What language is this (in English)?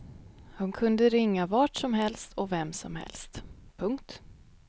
Swedish